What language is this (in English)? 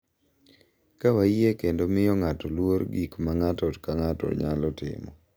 Luo (Kenya and Tanzania)